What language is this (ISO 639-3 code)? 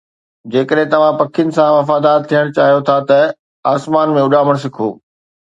snd